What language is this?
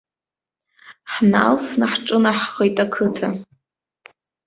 Abkhazian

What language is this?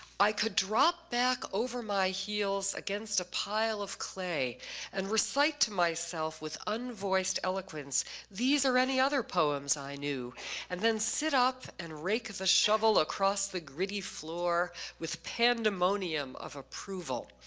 English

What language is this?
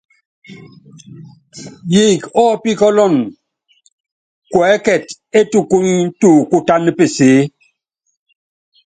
Yangben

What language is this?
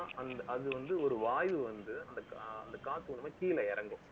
Tamil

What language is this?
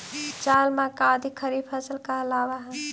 Magahi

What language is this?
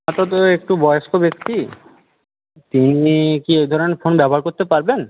Bangla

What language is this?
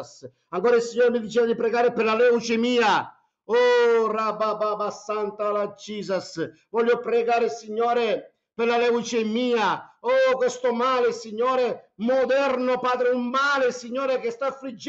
Italian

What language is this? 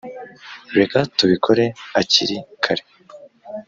Kinyarwanda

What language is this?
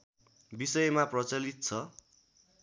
Nepali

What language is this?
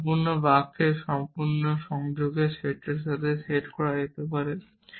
Bangla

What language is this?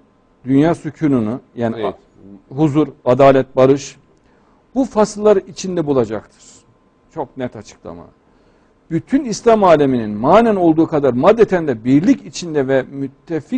Turkish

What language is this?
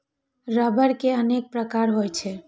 Maithili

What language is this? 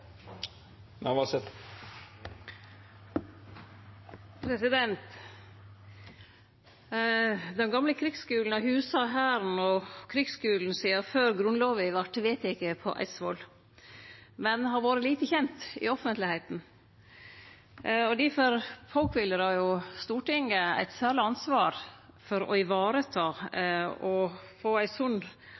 Norwegian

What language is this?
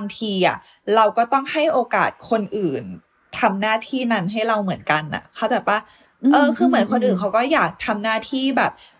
Thai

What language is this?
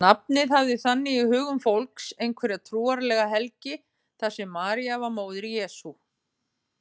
Icelandic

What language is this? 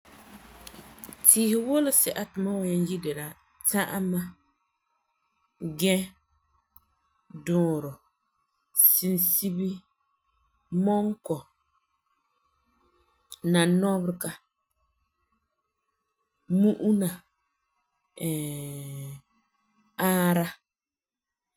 Frafra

